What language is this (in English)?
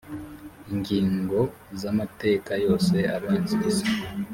Kinyarwanda